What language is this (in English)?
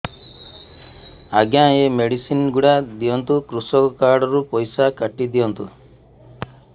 Odia